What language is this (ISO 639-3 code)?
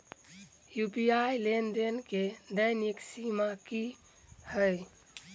mai